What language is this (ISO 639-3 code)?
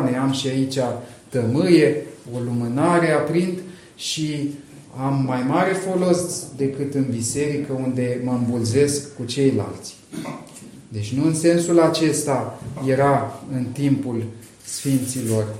ron